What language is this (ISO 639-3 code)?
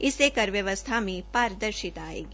hin